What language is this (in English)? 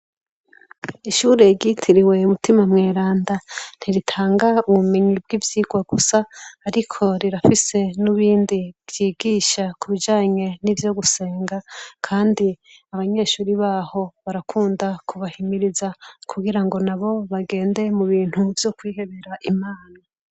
Rundi